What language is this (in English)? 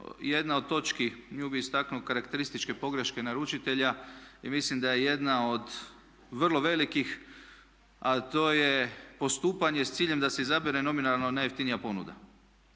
Croatian